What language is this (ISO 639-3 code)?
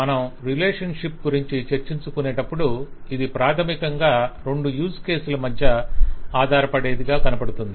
tel